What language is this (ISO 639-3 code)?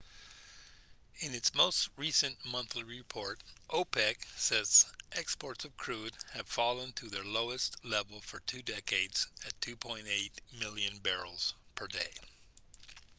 eng